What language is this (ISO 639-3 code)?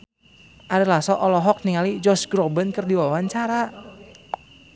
sun